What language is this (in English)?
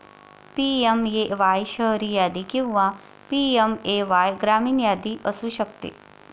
Marathi